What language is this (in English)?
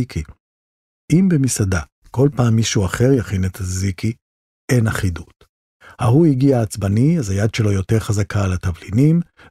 Hebrew